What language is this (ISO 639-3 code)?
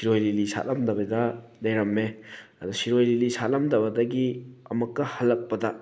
mni